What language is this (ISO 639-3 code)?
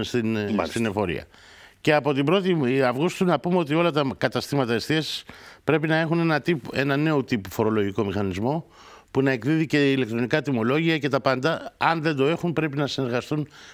ell